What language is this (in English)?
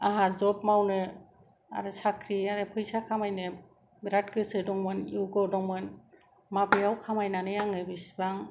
Bodo